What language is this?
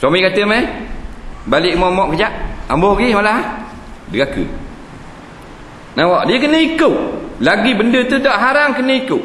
Malay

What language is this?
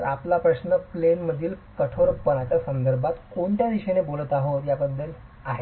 Marathi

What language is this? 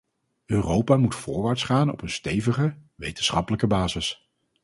Dutch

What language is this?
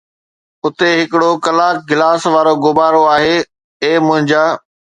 Sindhi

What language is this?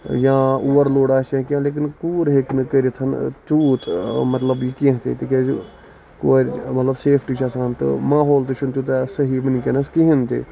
Kashmiri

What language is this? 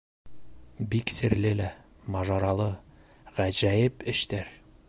Bashkir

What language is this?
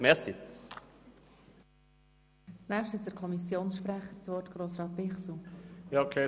Swiss German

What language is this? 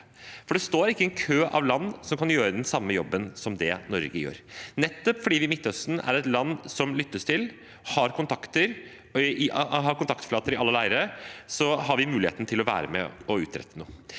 Norwegian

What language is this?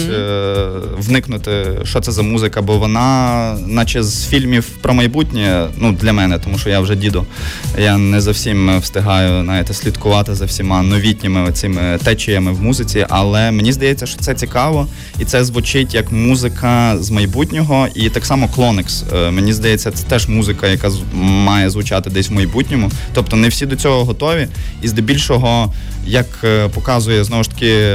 Ukrainian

